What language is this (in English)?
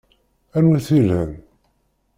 Kabyle